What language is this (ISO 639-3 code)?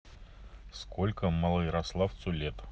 rus